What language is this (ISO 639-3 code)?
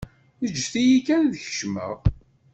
kab